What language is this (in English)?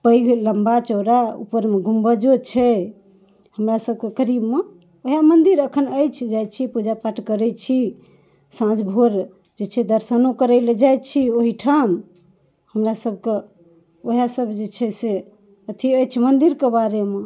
Maithili